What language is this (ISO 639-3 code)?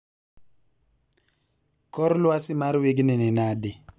luo